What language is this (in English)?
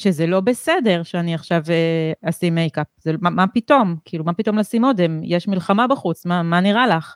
Hebrew